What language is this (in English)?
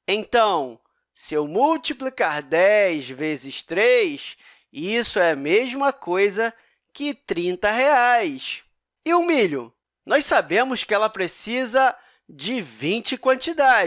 Portuguese